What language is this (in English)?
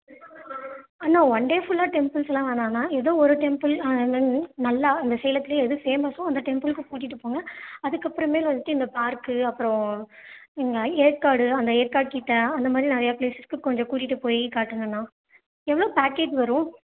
Tamil